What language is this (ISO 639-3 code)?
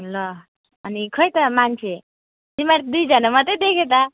nep